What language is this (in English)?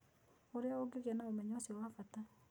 Kikuyu